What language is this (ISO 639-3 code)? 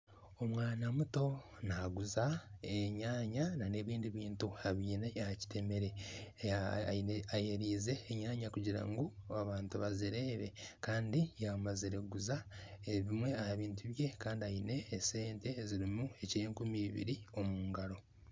nyn